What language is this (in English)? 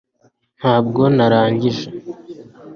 Kinyarwanda